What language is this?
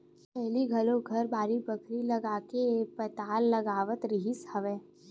Chhattisgarhi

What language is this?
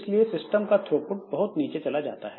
Hindi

